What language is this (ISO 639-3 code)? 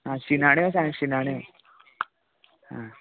kok